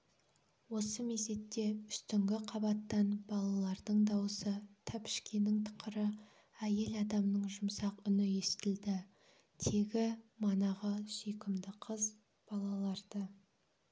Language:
Kazakh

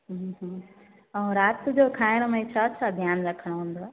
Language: Sindhi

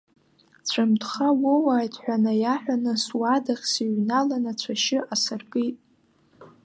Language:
Abkhazian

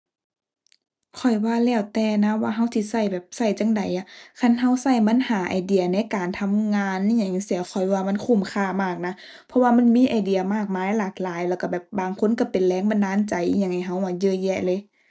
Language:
Thai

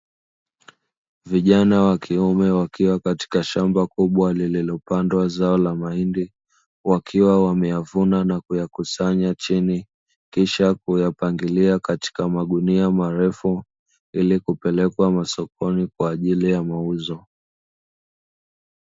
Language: Swahili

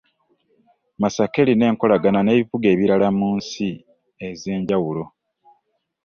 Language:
Ganda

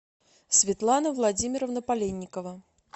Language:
Russian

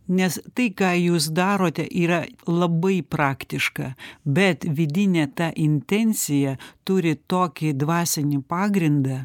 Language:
Lithuanian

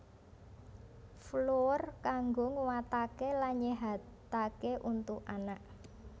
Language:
Javanese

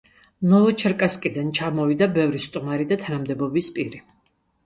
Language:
Georgian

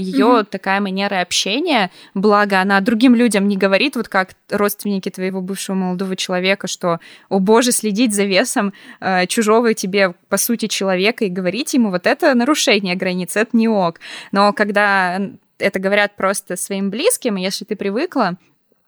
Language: Russian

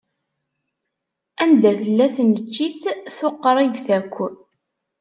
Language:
Kabyle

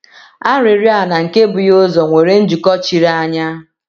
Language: Igbo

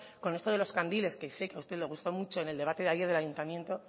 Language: Spanish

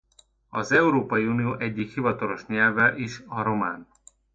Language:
Hungarian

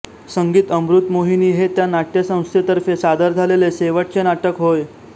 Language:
Marathi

